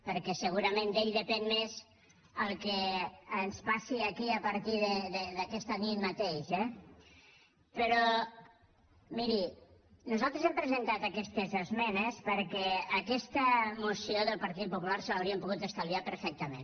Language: Catalan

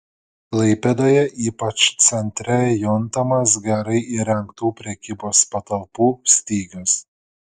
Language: Lithuanian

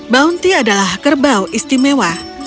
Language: Indonesian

